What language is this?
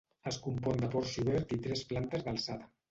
Catalan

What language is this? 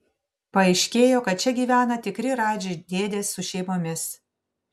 Lithuanian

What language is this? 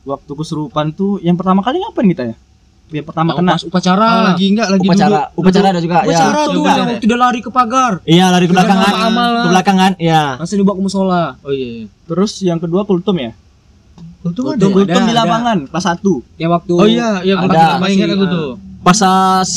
Indonesian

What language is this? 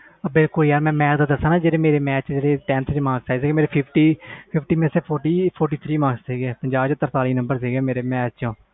Punjabi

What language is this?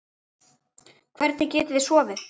Icelandic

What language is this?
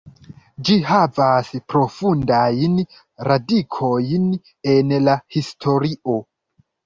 Esperanto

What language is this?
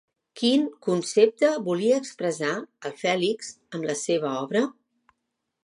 Catalan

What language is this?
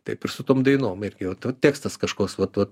Lithuanian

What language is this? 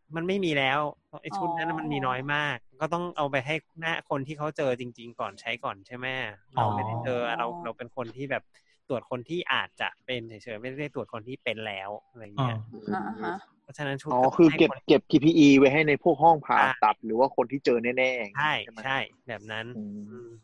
Thai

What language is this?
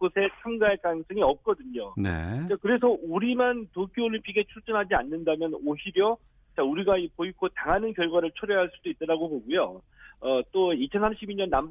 Korean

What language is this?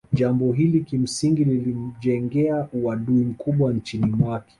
Swahili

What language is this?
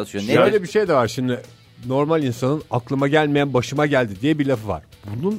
Turkish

